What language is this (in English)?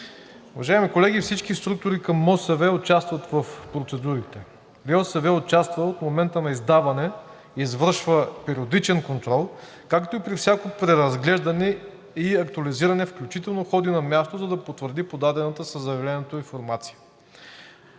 Bulgarian